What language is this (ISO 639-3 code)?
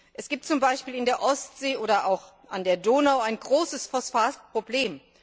deu